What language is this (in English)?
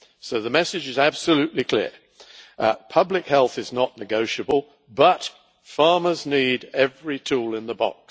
English